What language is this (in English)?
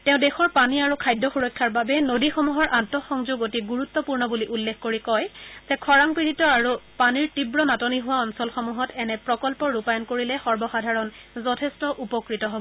Assamese